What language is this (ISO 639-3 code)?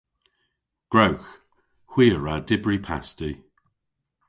cor